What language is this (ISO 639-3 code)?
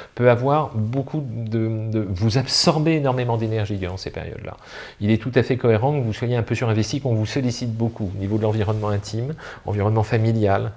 fra